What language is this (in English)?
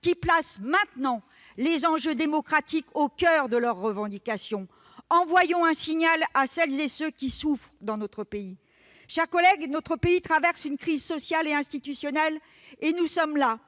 French